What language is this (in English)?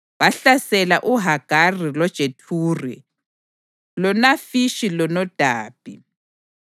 North Ndebele